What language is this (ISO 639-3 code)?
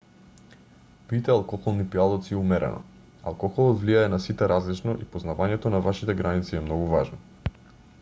mkd